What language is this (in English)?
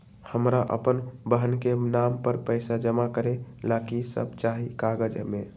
Magahi